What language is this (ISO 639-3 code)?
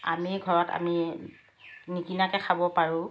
asm